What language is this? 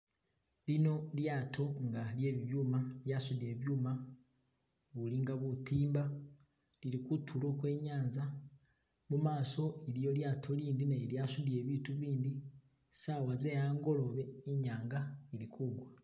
Masaaba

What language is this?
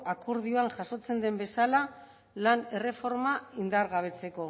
Basque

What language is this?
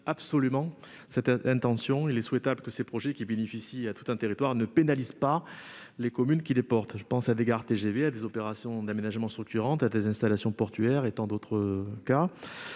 French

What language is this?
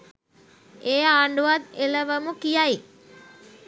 Sinhala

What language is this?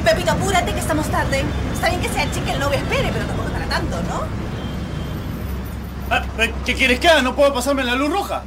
Spanish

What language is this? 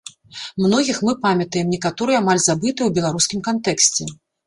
Belarusian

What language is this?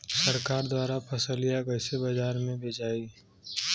Bhojpuri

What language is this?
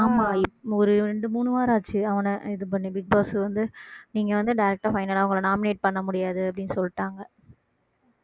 Tamil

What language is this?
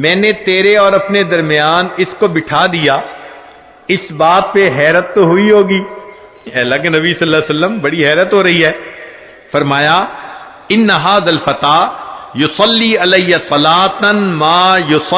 Hindi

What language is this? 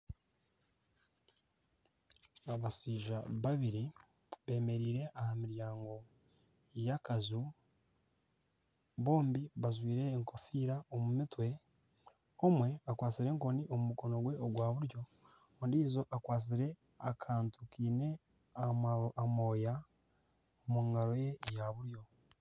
Nyankole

